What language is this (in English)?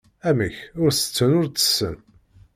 Kabyle